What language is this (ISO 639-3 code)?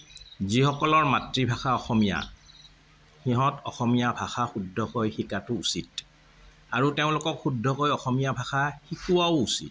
asm